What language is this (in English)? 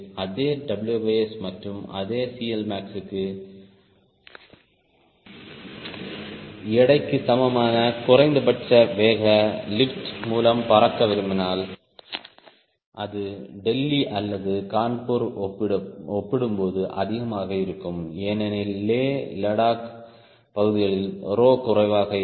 Tamil